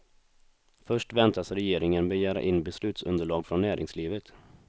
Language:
Swedish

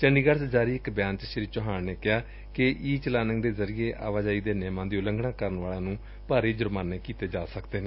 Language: Punjabi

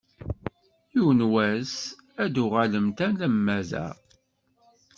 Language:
Kabyle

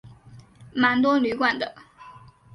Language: Chinese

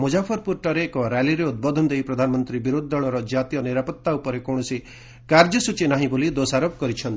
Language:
Odia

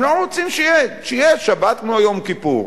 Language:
Hebrew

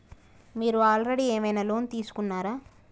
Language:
Telugu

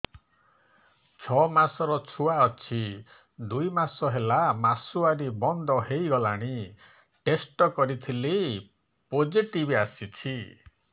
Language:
Odia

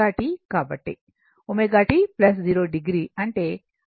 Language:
Telugu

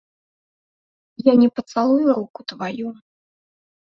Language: Belarusian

